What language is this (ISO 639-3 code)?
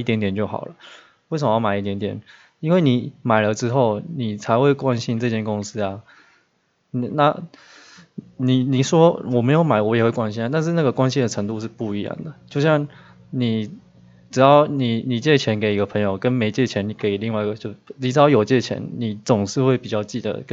zho